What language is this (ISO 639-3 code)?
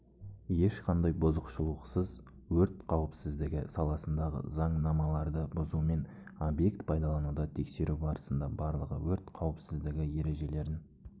kaz